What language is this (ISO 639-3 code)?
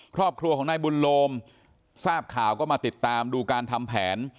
tha